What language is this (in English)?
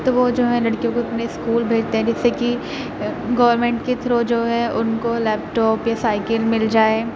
Urdu